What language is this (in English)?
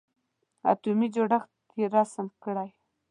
Pashto